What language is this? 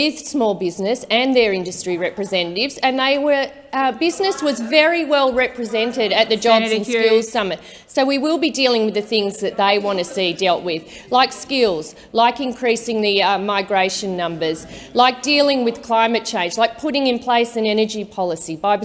English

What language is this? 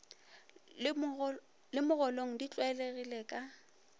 Northern Sotho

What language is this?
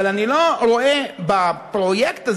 Hebrew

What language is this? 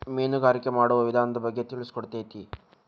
Kannada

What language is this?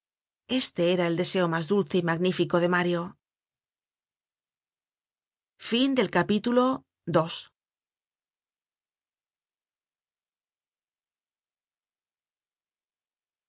Spanish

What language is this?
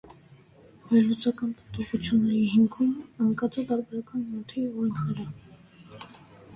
Armenian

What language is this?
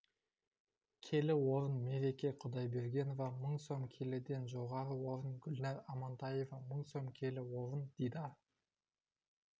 Kazakh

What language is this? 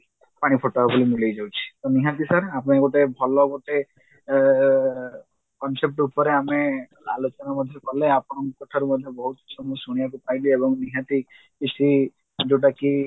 Odia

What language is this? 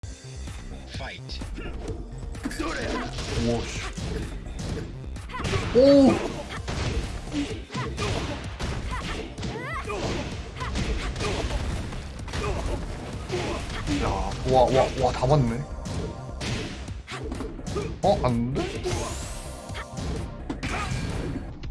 Japanese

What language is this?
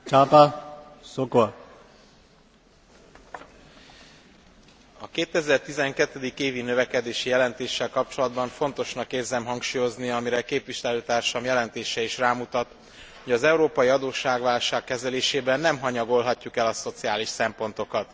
Hungarian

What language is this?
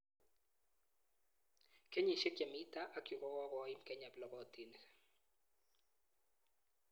Kalenjin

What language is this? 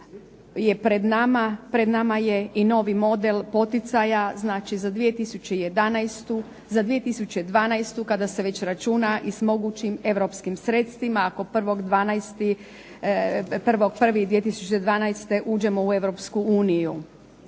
Croatian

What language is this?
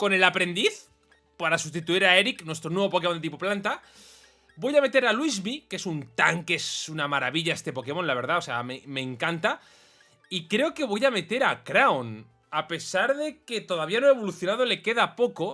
Spanish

